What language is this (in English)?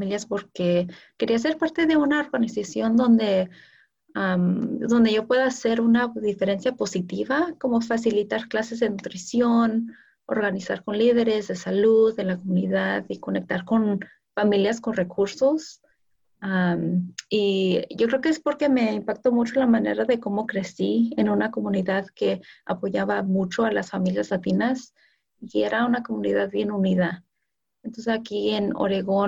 Spanish